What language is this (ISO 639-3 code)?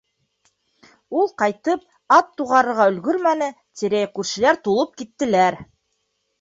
bak